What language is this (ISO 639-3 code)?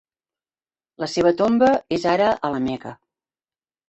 cat